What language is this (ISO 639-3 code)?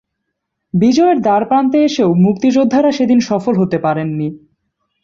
ben